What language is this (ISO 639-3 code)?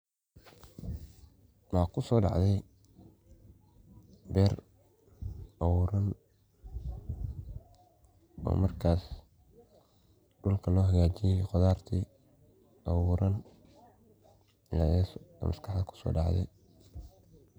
som